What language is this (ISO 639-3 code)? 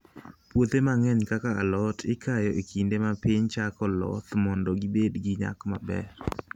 luo